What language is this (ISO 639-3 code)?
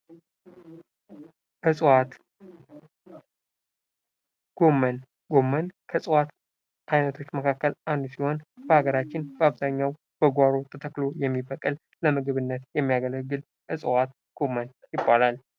amh